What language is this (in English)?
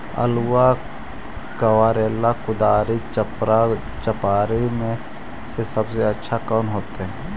Magahi